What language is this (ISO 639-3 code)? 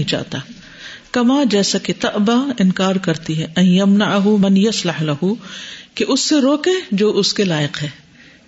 urd